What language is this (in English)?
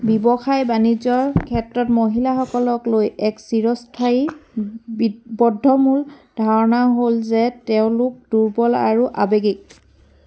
Assamese